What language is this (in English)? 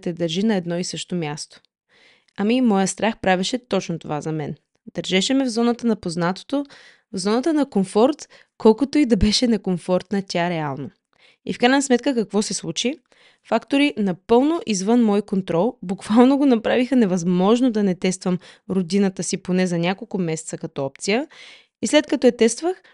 Bulgarian